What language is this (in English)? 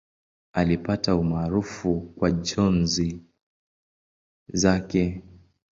Swahili